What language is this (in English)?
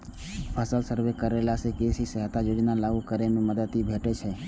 Maithili